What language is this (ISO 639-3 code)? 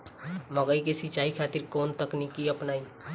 bho